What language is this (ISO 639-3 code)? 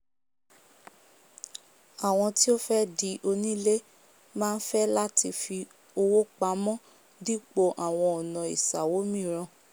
yor